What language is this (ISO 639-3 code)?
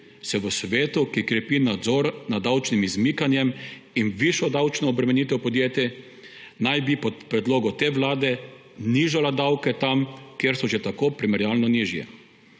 slv